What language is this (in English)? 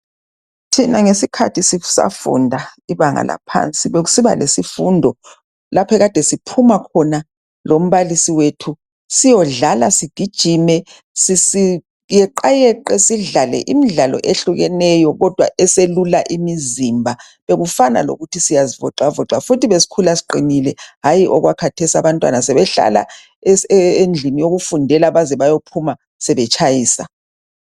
North Ndebele